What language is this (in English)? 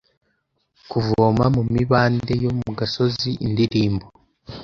Kinyarwanda